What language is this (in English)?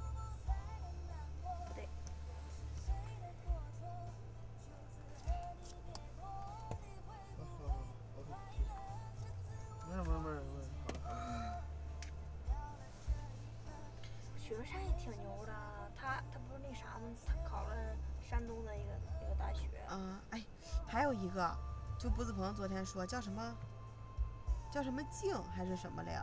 Chinese